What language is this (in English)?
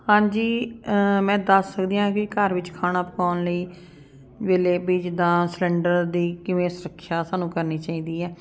Punjabi